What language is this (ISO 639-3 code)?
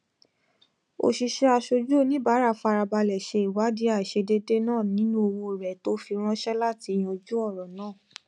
yor